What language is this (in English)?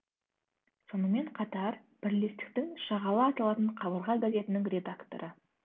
Kazakh